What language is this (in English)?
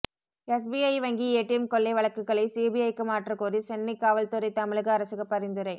Tamil